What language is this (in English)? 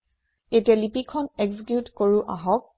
Assamese